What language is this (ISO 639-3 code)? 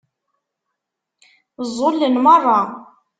kab